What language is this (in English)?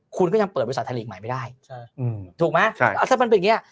Thai